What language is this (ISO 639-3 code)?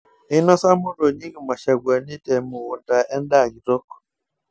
mas